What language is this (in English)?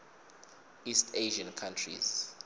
Swati